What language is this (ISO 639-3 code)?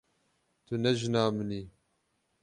kur